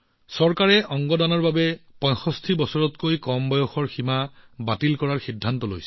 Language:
Assamese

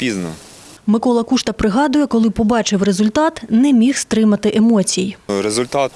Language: Ukrainian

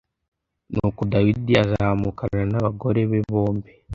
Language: Kinyarwanda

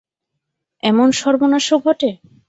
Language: Bangla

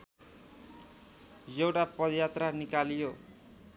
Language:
Nepali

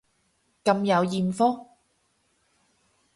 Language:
Cantonese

